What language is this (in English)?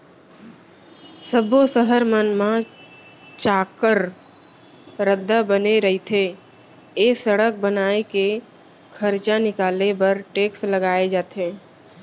Chhattisgarhi